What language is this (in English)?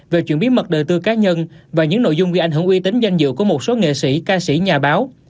Vietnamese